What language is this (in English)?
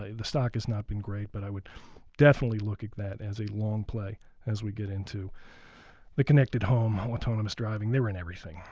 English